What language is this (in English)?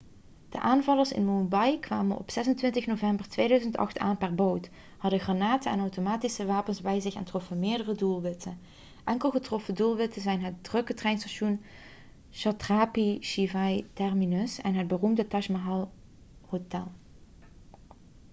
Dutch